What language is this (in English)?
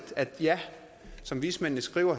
Danish